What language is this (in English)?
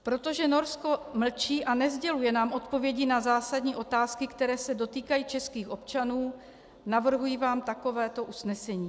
Czech